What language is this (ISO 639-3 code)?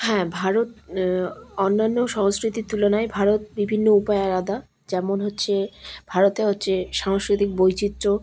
ben